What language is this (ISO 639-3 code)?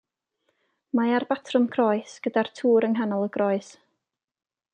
cym